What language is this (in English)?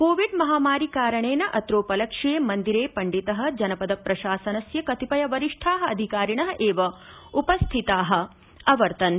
Sanskrit